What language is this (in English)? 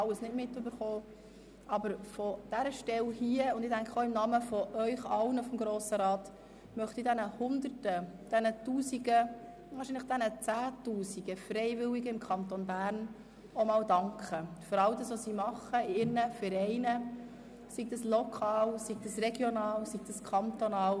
Swiss German